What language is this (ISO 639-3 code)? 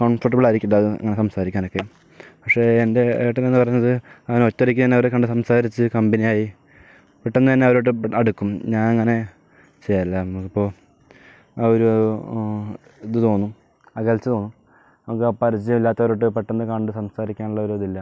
mal